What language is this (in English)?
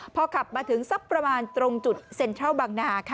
Thai